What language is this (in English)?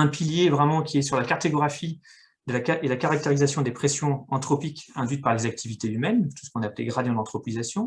French